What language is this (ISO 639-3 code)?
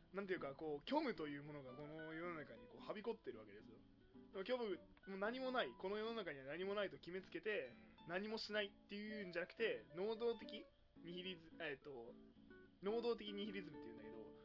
jpn